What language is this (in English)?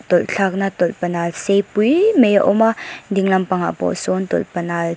Mizo